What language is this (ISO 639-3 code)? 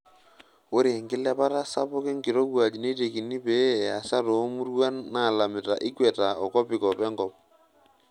mas